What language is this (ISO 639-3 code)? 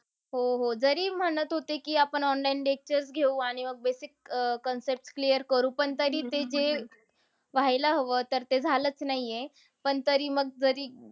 mar